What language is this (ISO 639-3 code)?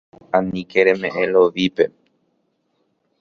grn